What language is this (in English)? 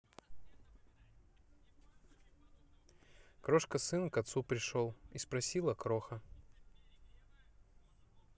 Russian